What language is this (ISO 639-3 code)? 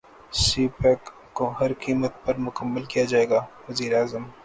urd